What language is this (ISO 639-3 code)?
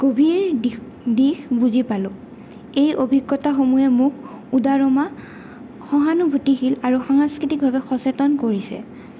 asm